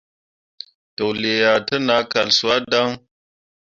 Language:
Mundang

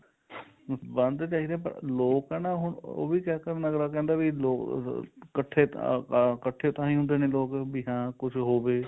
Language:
Punjabi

